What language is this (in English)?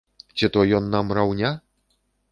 Belarusian